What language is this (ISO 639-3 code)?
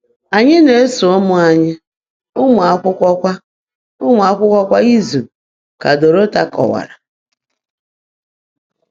ibo